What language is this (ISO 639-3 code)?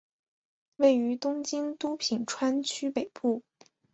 zho